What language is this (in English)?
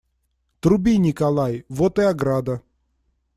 Russian